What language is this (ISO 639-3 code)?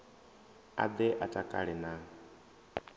ven